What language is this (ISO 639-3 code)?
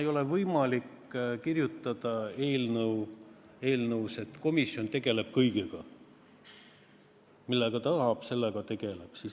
est